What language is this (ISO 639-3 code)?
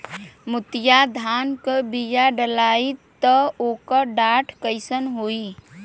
bho